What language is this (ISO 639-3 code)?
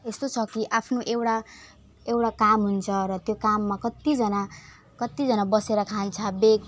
nep